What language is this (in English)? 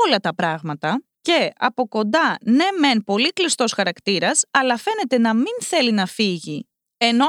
Greek